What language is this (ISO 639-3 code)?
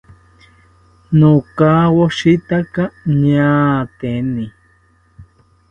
cpy